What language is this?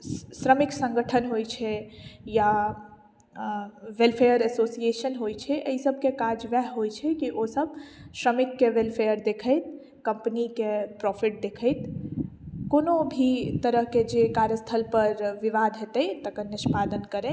Maithili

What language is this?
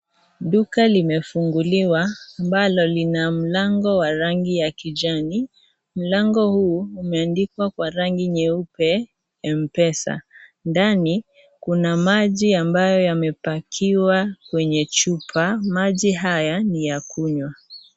Swahili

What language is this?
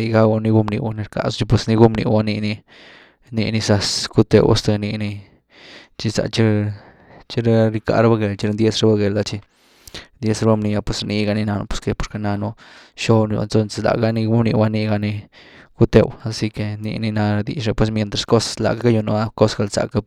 Güilá Zapotec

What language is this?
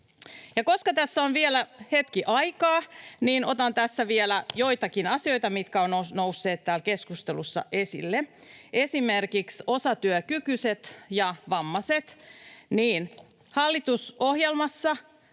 Finnish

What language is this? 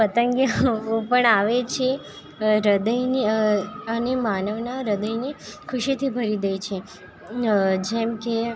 Gujarati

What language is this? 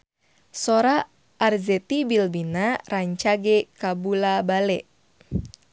Sundanese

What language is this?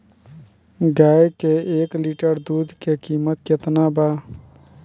Bhojpuri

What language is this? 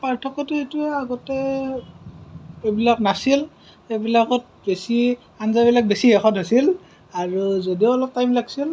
Assamese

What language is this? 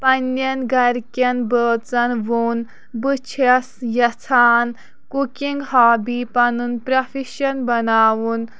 Kashmiri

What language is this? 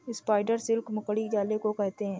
Hindi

